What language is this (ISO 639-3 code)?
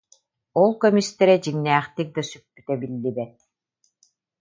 sah